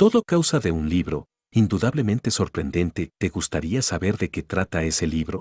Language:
Spanish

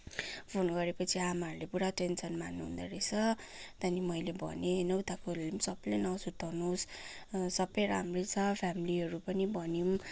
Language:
Nepali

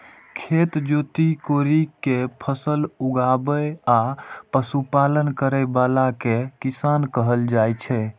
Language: Maithili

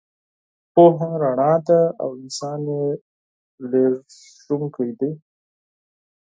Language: Pashto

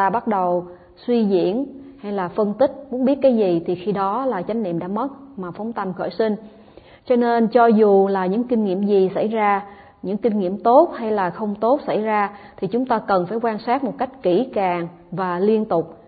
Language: Vietnamese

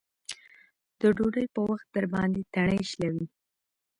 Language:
Pashto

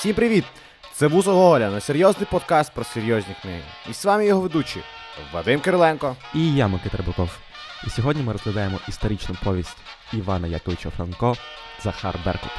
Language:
Ukrainian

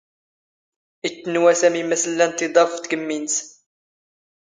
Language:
Standard Moroccan Tamazight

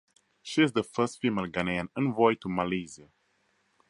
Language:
English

